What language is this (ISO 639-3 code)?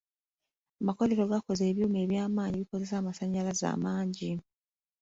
lug